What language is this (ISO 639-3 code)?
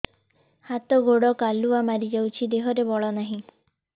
ori